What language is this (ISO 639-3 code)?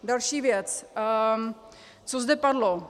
ces